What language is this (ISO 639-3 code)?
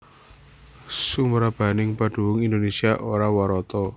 jav